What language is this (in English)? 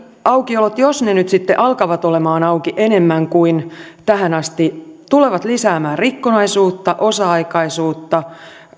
Finnish